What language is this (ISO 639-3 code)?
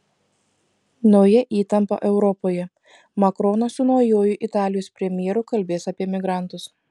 lit